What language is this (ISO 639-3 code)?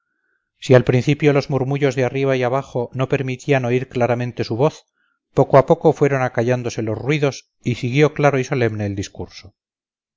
spa